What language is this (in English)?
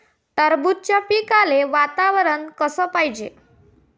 Marathi